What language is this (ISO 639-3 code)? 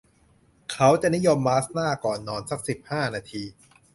tha